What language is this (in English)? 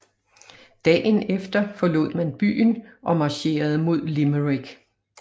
Danish